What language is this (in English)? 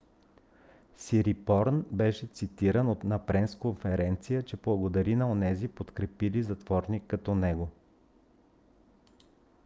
Bulgarian